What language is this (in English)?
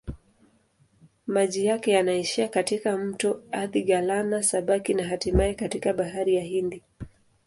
Swahili